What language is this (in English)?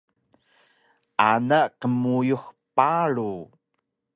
Taroko